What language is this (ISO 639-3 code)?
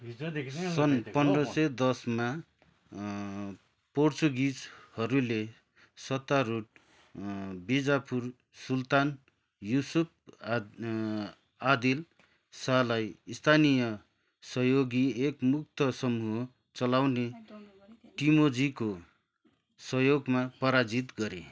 nep